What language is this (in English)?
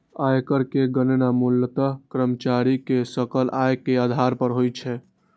Maithili